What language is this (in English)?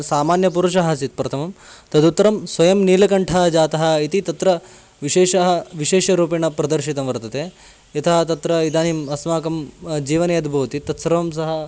Sanskrit